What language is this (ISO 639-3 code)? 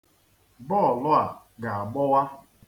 ibo